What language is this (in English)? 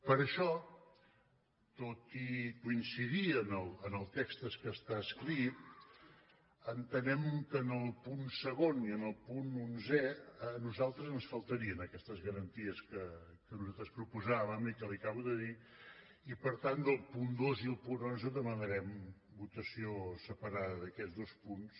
Catalan